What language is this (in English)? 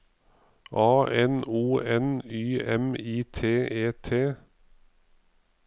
Norwegian